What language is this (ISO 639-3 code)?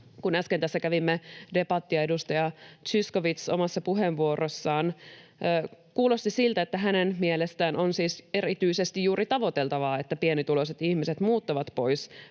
fin